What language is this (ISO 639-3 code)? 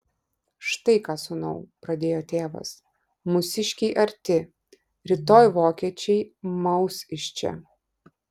lit